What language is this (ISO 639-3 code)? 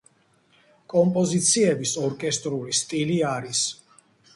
kat